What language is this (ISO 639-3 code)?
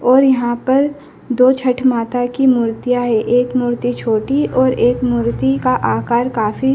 hin